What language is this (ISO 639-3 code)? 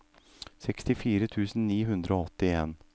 nor